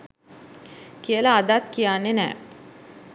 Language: Sinhala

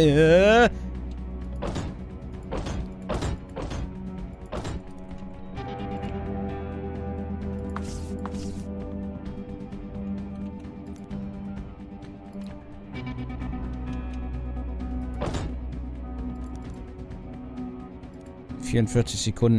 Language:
German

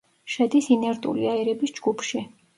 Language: Georgian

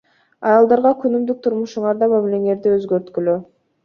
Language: Kyrgyz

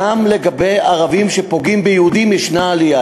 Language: Hebrew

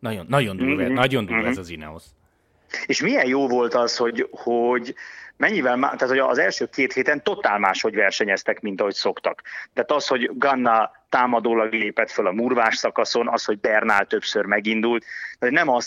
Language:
Hungarian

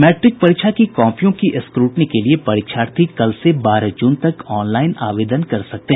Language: Hindi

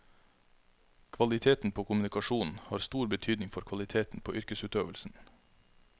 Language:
Norwegian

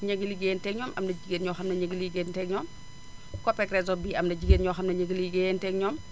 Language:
Wolof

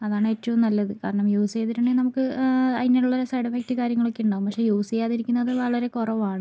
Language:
Malayalam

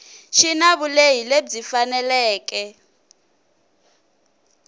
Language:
Tsonga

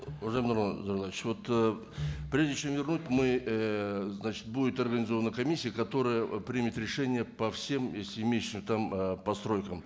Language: Kazakh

